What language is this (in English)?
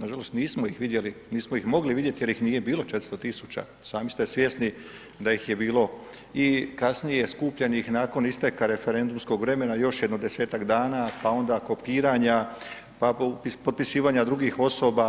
Croatian